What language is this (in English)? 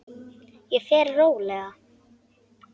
Icelandic